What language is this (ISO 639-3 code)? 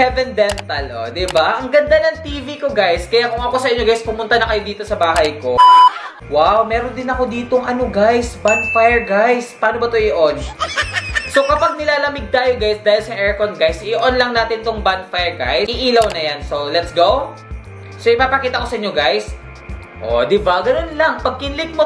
fil